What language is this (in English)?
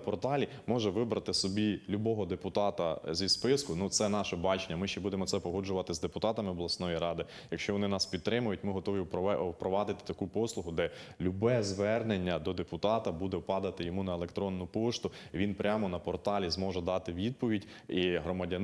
Ukrainian